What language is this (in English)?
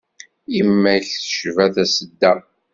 Kabyle